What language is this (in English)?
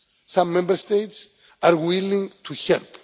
English